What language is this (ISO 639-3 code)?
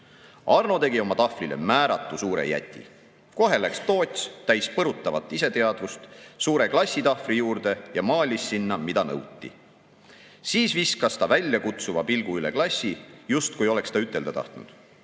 est